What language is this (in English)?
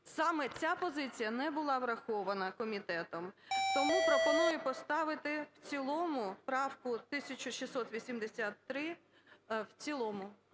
Ukrainian